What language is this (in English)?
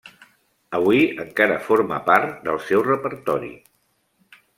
Catalan